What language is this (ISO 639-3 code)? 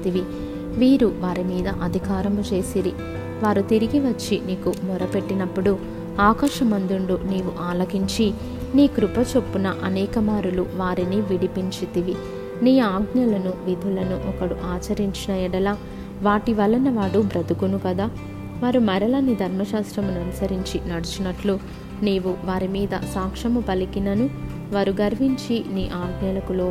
tel